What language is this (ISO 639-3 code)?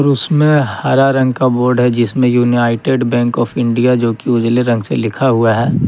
hin